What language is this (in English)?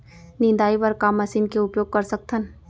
Chhattisgarhi